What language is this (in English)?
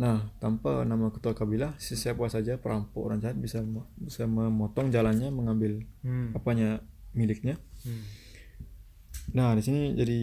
Indonesian